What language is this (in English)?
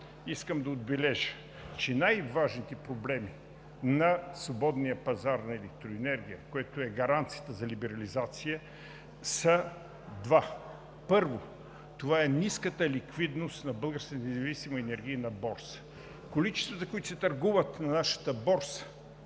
Bulgarian